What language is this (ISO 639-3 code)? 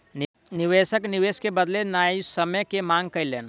mai